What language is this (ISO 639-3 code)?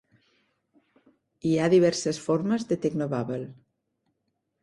cat